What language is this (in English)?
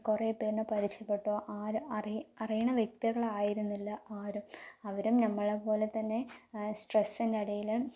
Malayalam